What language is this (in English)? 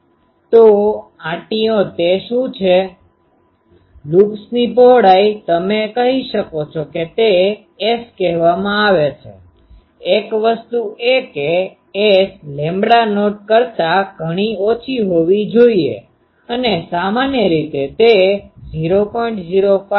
Gujarati